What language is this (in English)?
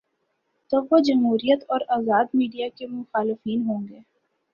Urdu